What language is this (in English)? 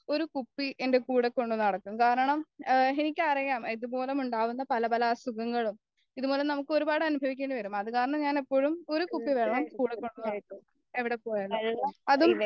Malayalam